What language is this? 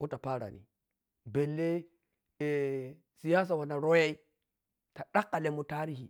Piya-Kwonci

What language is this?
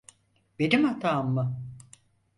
Turkish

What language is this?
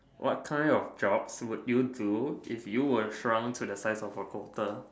English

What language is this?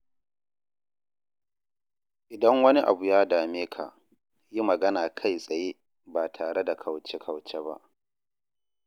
Hausa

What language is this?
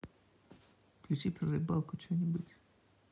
Russian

